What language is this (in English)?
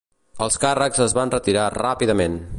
Catalan